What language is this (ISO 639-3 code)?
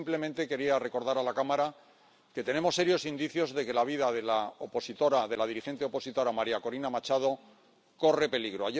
spa